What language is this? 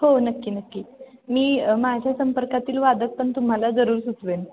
Marathi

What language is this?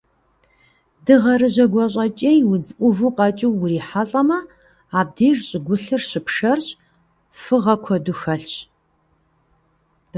Kabardian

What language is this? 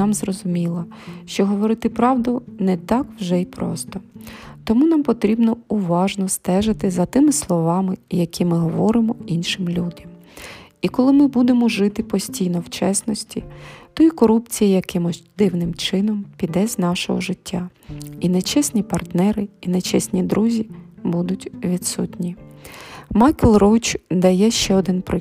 Ukrainian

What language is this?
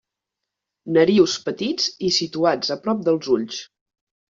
Catalan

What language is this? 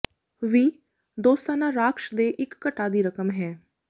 Punjabi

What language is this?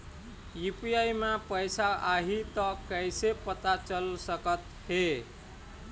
Chhattisgarhi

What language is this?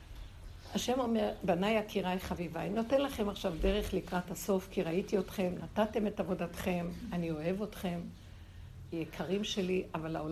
Hebrew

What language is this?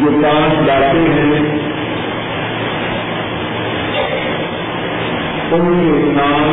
Urdu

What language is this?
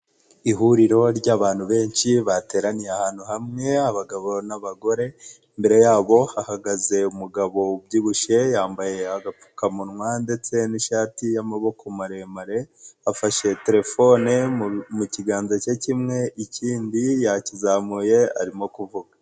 Kinyarwanda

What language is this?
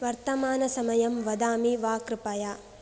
Sanskrit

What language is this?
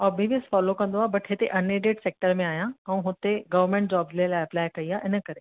Sindhi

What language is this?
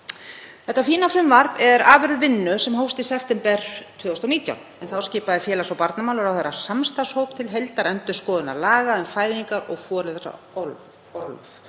Icelandic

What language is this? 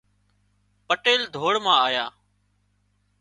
Wadiyara Koli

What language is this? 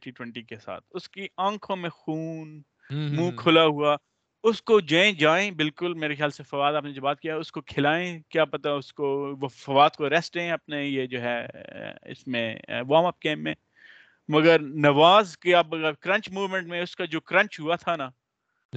Urdu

